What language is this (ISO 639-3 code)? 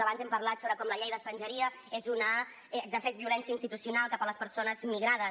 cat